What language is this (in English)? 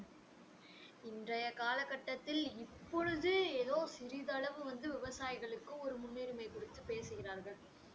Tamil